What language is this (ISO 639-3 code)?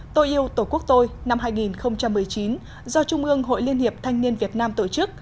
vie